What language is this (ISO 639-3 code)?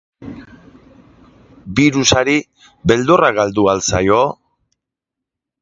eus